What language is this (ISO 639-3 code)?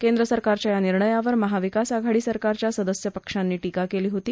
mar